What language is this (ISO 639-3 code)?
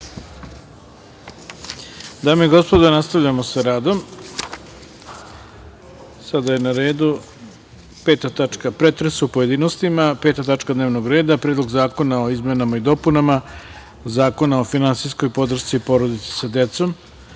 srp